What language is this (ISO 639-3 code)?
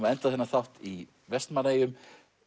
isl